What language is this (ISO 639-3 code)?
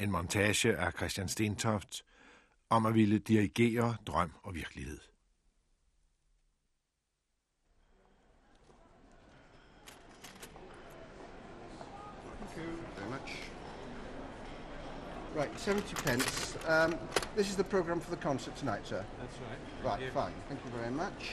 dan